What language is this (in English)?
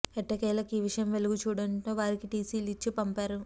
Telugu